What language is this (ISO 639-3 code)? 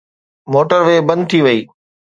snd